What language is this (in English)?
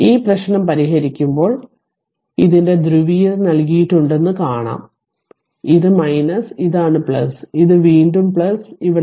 Malayalam